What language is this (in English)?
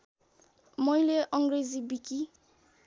Nepali